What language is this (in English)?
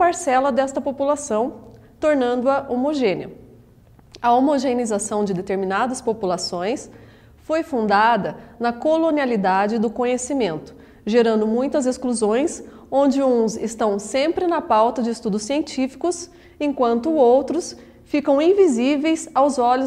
Portuguese